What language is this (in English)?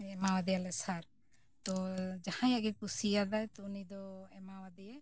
Santali